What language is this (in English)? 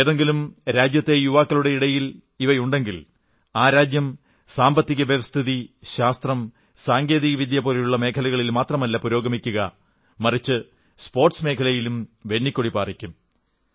Malayalam